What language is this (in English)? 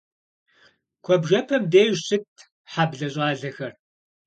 Kabardian